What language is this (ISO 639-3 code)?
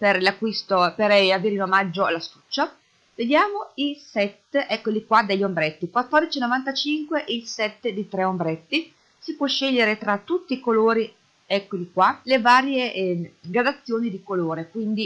ita